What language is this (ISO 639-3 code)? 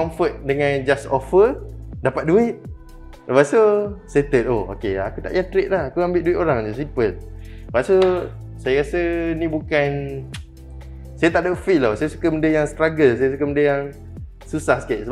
msa